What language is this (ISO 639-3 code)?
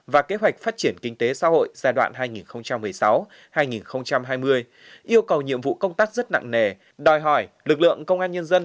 vie